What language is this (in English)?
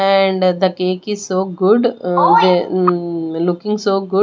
English